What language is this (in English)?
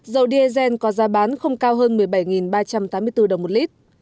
Vietnamese